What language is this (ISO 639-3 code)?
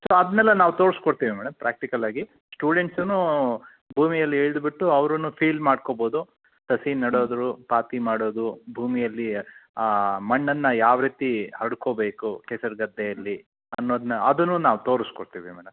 kan